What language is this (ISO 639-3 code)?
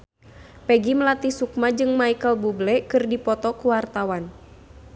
sun